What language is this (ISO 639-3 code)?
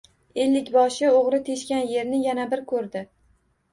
uzb